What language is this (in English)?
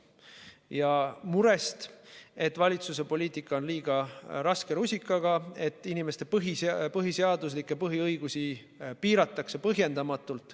Estonian